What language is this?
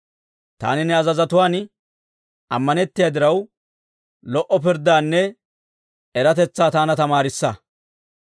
Dawro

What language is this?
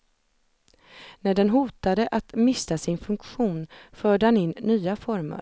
Swedish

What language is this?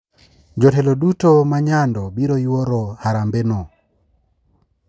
Luo (Kenya and Tanzania)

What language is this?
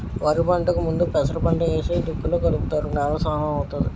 Telugu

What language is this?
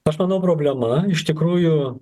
Lithuanian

